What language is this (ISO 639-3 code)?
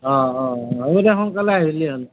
asm